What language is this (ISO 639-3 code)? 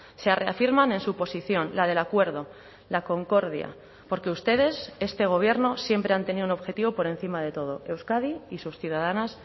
spa